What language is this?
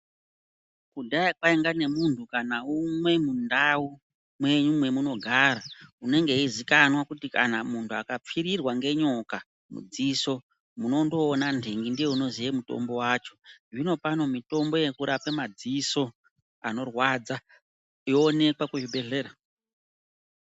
Ndau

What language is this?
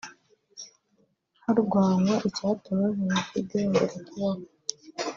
Kinyarwanda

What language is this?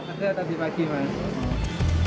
Indonesian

